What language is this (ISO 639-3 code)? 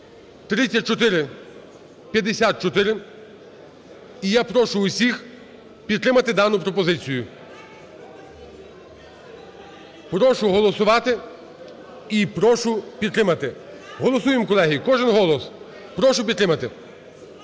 ukr